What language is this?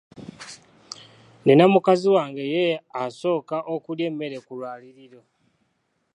Ganda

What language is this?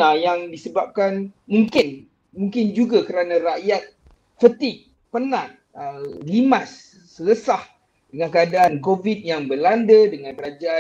Malay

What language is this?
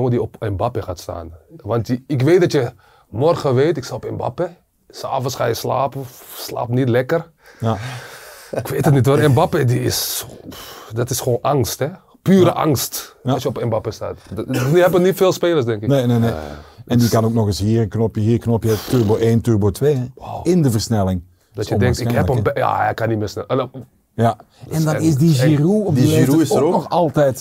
Dutch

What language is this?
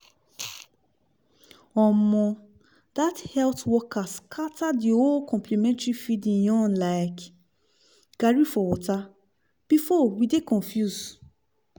Nigerian Pidgin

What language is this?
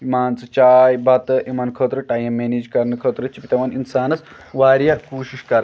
Kashmiri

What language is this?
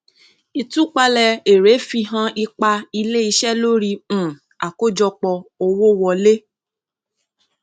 Yoruba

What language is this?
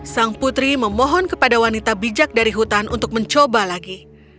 Indonesian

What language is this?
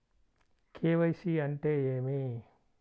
Telugu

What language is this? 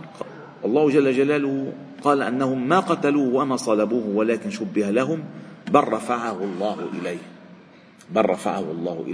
Arabic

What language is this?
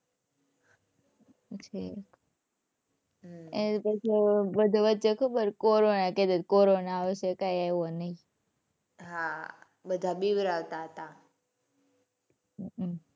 Gujarati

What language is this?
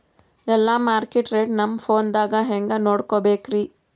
Kannada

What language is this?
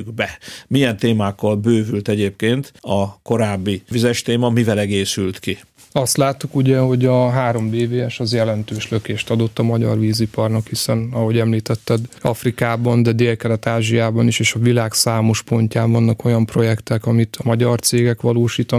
Hungarian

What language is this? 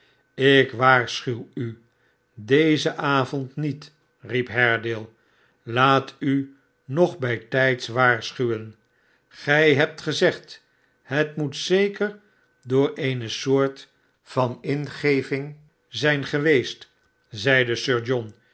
Dutch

